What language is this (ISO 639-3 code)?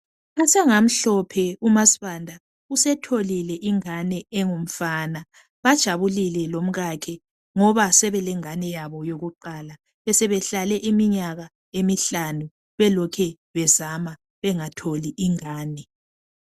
nde